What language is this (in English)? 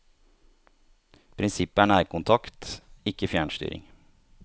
Norwegian